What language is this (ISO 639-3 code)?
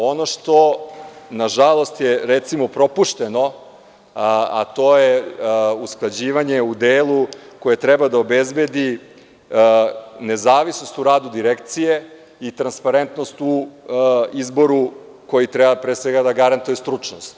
srp